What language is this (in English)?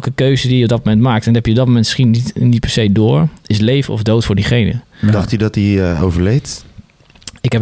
Dutch